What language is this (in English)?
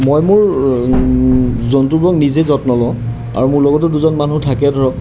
Assamese